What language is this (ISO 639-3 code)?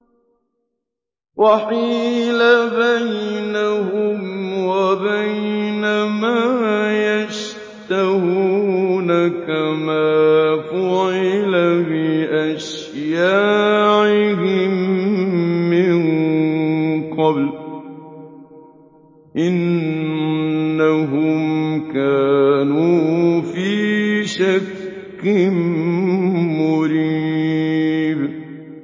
ara